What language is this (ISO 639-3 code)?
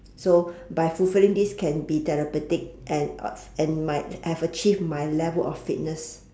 eng